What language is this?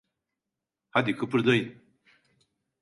Turkish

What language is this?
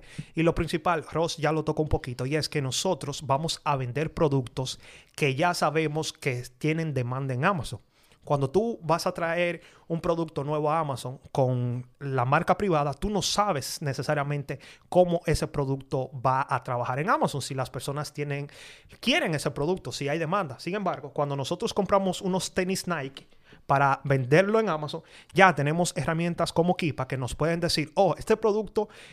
Spanish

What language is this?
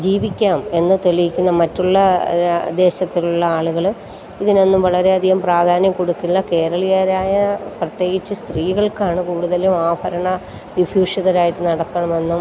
Malayalam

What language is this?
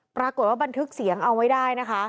Thai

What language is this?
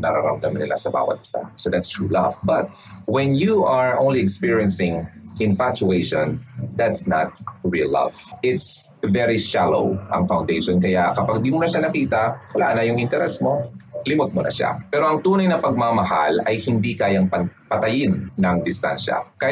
Filipino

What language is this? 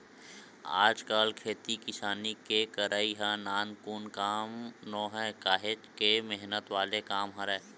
Chhattisgarhi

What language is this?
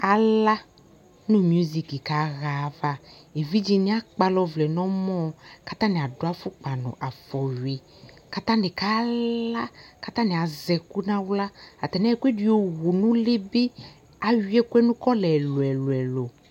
Ikposo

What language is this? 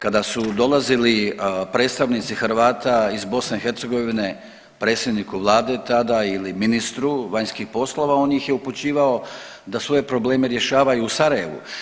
Croatian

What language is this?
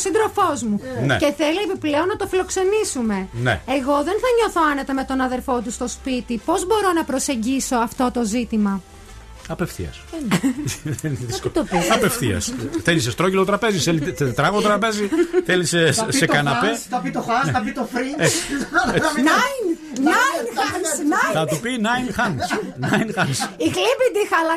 Greek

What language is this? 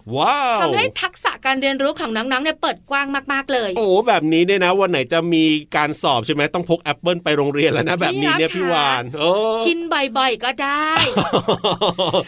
Thai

